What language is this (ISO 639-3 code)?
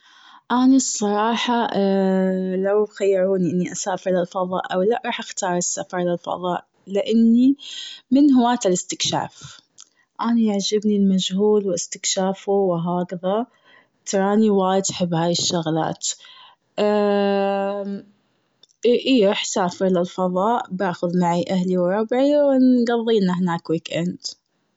afb